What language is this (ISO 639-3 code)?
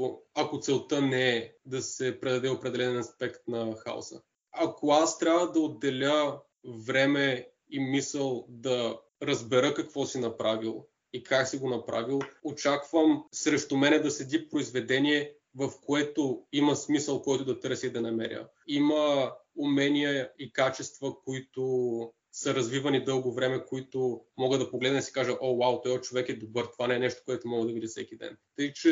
bul